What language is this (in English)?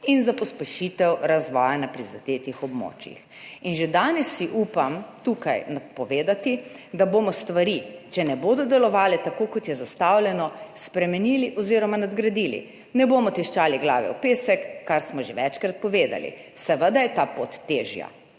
Slovenian